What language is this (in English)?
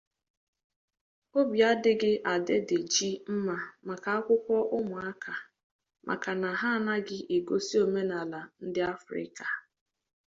Igbo